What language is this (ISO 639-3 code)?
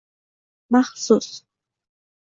uzb